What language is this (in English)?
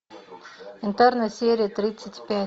Russian